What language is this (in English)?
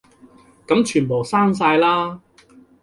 Cantonese